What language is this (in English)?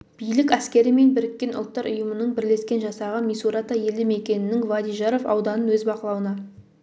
Kazakh